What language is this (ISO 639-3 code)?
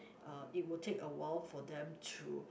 eng